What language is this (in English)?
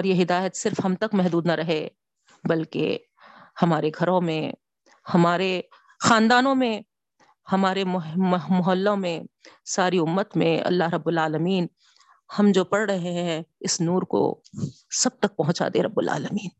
Urdu